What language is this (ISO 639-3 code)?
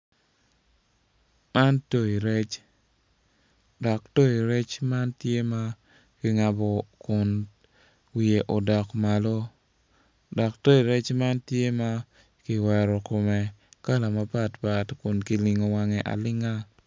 ach